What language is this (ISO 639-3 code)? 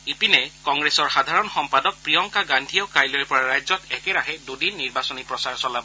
asm